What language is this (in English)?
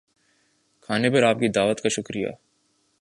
Urdu